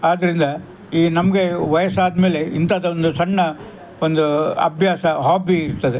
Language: Kannada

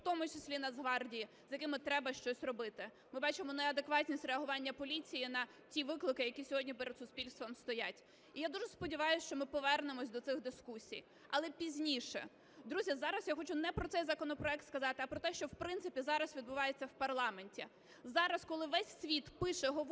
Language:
Ukrainian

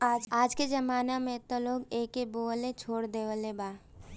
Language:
Bhojpuri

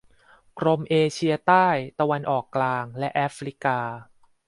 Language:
Thai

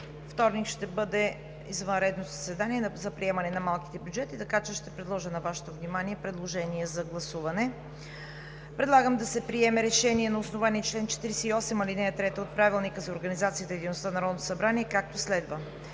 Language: Bulgarian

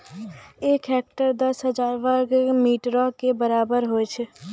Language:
Maithili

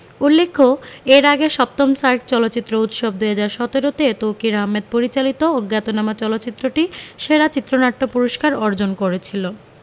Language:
Bangla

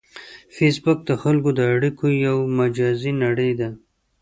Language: Pashto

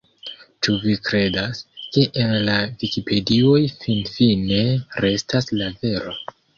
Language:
Esperanto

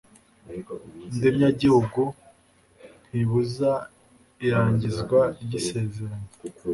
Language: Kinyarwanda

